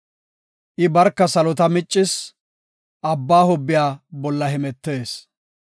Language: Gofa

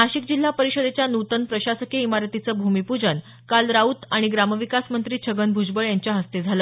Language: Marathi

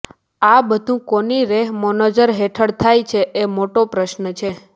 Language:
Gujarati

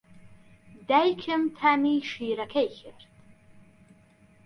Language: Central Kurdish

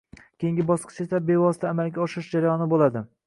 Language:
Uzbek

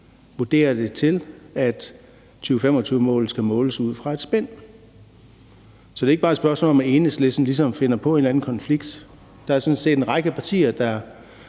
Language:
Danish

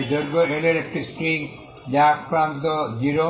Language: Bangla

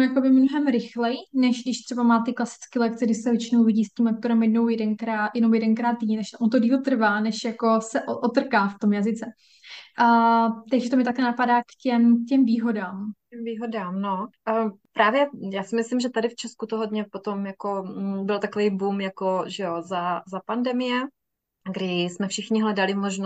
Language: Czech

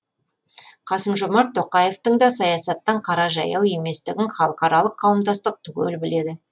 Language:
Kazakh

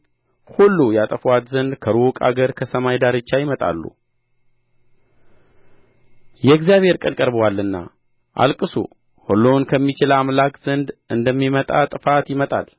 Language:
Amharic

